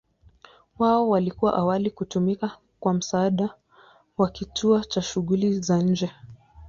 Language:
Swahili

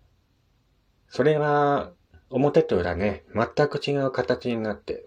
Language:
Japanese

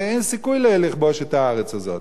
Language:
Hebrew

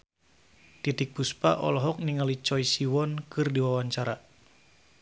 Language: Sundanese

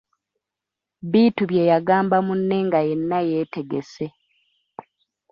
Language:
Ganda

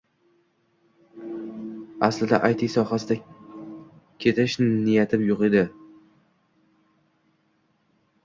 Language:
Uzbek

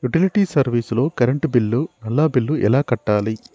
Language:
Telugu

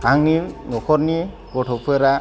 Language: Bodo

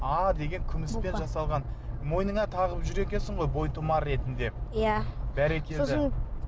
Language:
Kazakh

